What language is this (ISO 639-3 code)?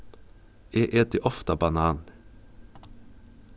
fao